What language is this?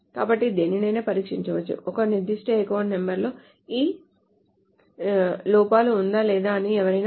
Telugu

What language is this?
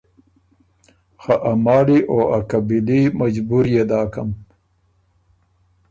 Ormuri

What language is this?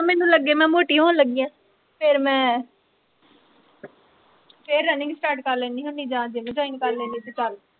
Punjabi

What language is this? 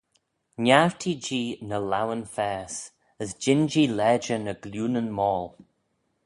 Manx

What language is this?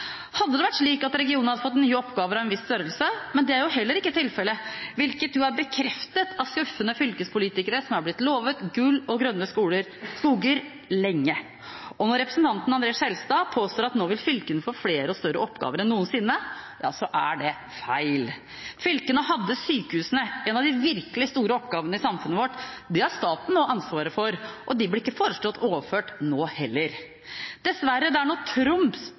Norwegian Bokmål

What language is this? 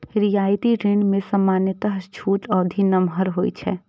Maithili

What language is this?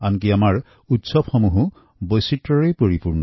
Assamese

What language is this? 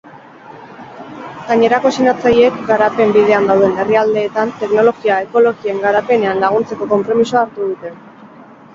Basque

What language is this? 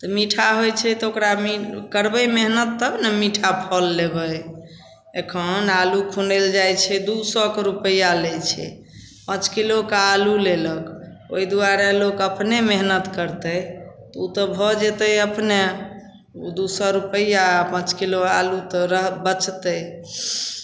Maithili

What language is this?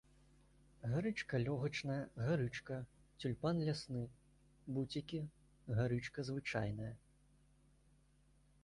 Belarusian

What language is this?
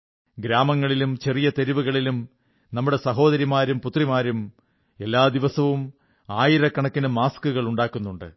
Malayalam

